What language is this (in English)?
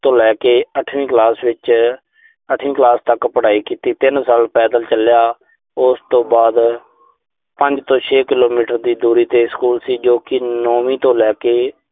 Punjabi